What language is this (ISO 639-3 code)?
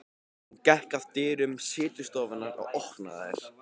isl